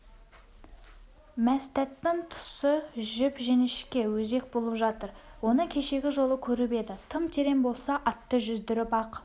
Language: Kazakh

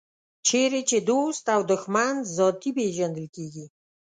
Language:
Pashto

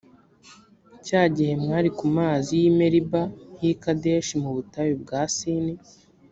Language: Kinyarwanda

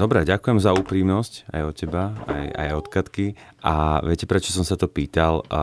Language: Slovak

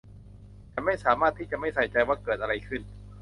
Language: Thai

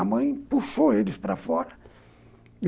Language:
Portuguese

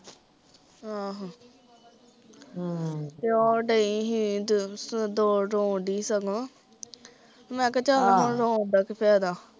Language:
Punjabi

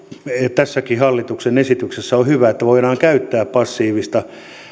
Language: Finnish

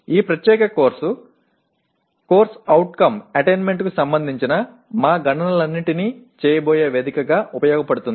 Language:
Telugu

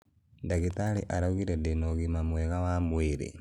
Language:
Kikuyu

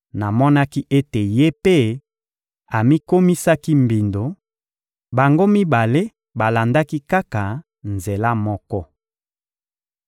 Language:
Lingala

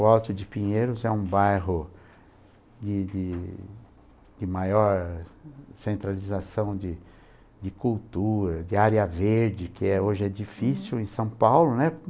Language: Portuguese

